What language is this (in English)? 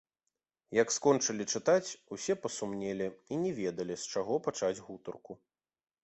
Belarusian